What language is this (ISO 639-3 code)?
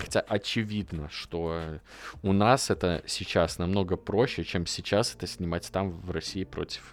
rus